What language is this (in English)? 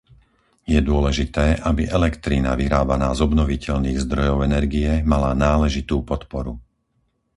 Slovak